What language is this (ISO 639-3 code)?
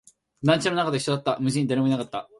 jpn